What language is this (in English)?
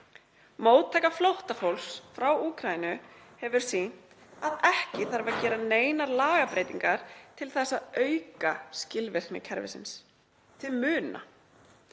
Icelandic